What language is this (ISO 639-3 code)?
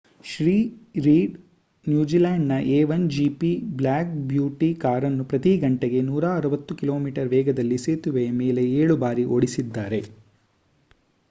kan